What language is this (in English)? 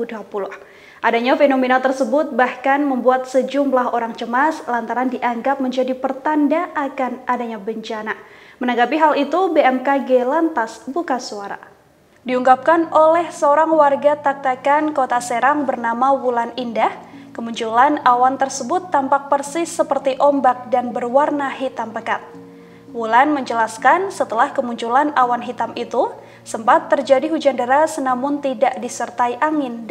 Indonesian